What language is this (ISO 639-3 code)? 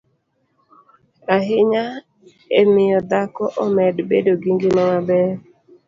luo